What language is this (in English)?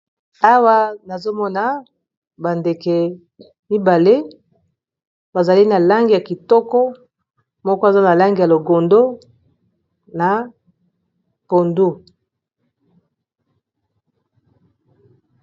Lingala